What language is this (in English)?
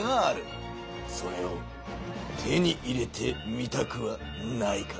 Japanese